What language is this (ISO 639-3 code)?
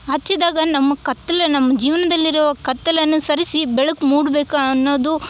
kan